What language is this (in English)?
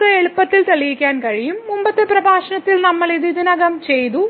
Malayalam